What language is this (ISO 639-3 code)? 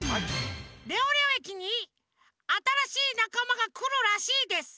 jpn